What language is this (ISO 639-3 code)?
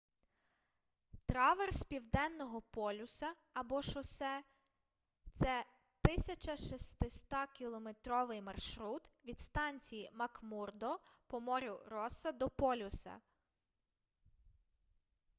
ukr